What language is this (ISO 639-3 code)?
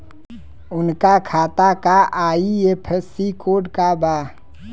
bho